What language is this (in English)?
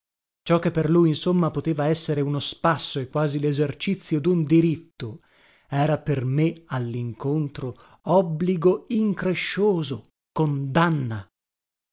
Italian